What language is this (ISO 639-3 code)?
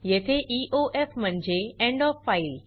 mar